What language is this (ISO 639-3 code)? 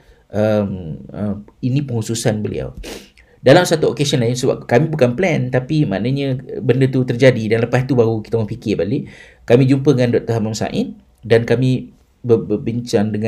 msa